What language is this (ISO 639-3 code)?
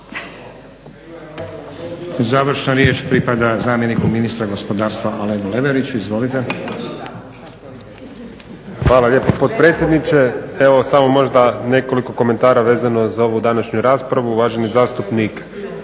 hrv